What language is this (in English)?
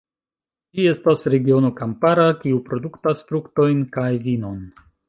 Esperanto